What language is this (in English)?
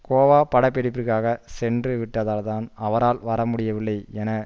Tamil